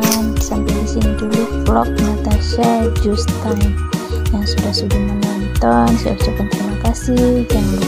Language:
Indonesian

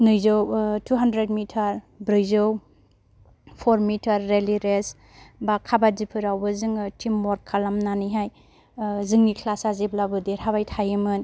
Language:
Bodo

